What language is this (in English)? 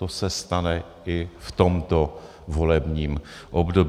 Czech